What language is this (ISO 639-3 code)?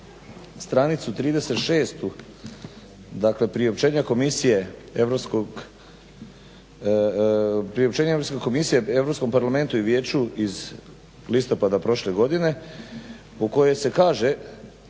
hrv